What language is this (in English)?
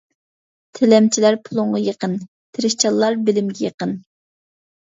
Uyghur